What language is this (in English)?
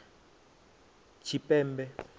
Venda